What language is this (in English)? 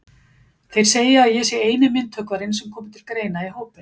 Icelandic